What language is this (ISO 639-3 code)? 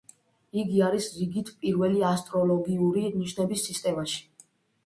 kat